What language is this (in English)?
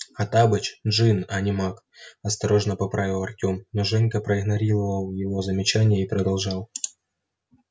Russian